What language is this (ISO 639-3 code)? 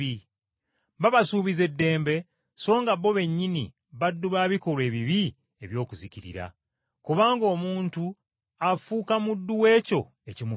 lug